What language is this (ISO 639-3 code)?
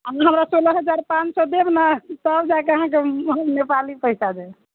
mai